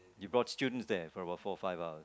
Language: English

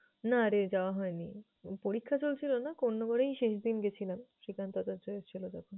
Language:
Bangla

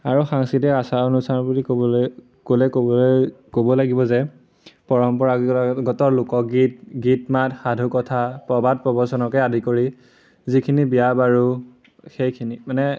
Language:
Assamese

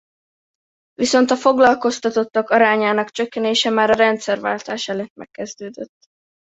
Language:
Hungarian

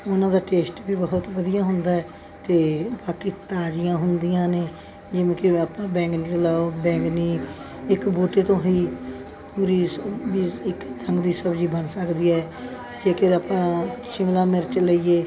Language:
Punjabi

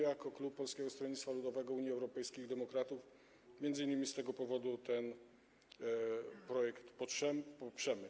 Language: Polish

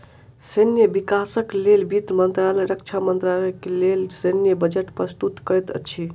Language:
Maithili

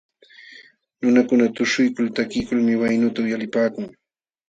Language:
Jauja Wanca Quechua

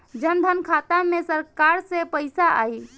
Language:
Bhojpuri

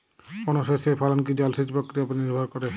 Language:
Bangla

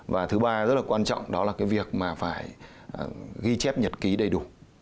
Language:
Vietnamese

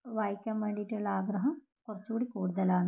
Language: Malayalam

